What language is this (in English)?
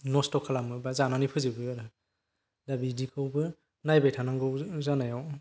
Bodo